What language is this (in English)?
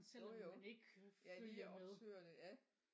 Danish